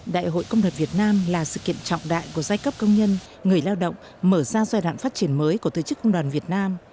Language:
Vietnamese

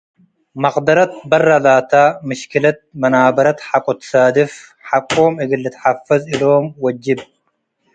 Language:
Tigre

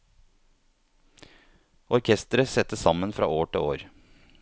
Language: Norwegian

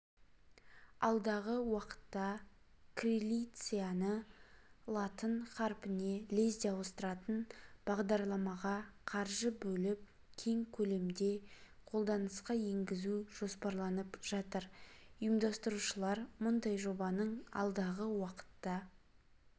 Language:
Kazakh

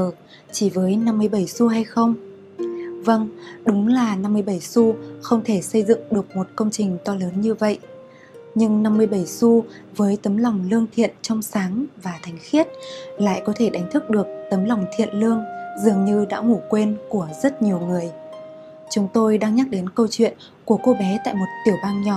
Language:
Vietnamese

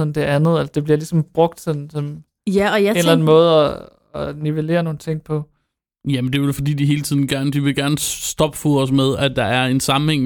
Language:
Danish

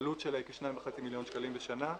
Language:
Hebrew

